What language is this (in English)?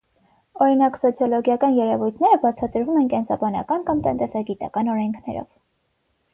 Armenian